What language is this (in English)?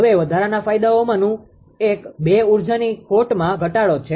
Gujarati